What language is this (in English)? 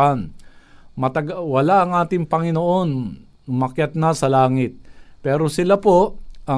Filipino